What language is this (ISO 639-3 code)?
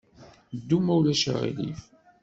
kab